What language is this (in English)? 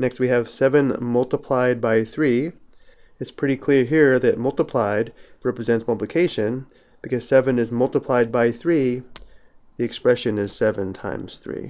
English